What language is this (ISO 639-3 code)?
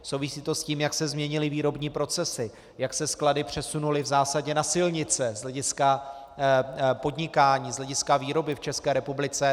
ces